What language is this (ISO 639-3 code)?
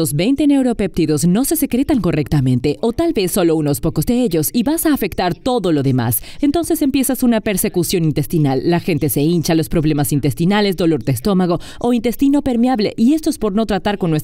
spa